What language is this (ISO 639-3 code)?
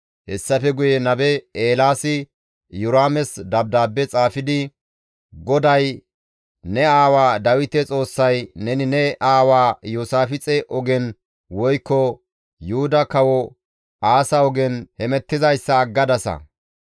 gmv